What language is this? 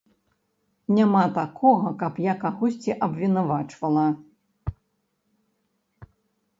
Belarusian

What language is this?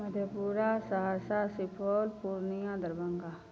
Maithili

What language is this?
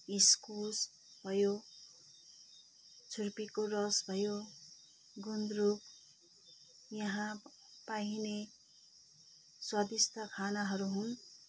Nepali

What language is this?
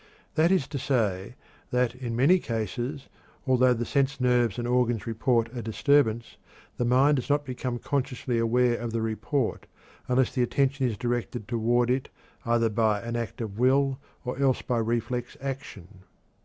English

